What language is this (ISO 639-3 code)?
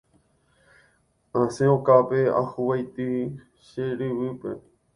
grn